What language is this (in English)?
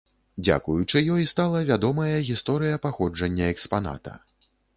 Belarusian